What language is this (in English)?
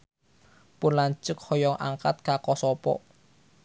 Sundanese